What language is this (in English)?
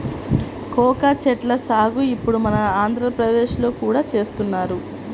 Telugu